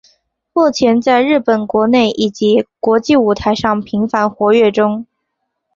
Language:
Chinese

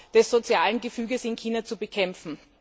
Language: German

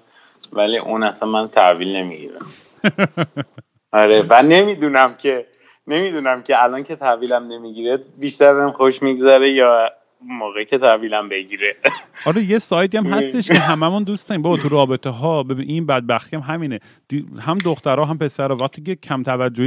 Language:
Persian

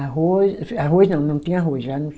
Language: Portuguese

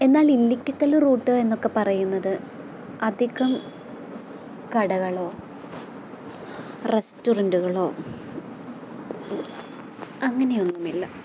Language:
Malayalam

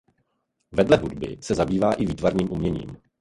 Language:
Czech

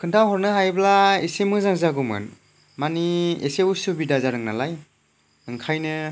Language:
Bodo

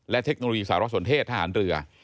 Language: Thai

